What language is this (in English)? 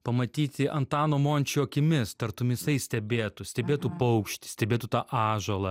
Lithuanian